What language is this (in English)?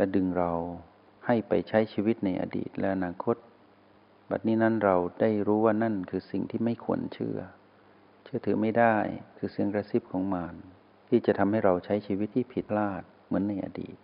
Thai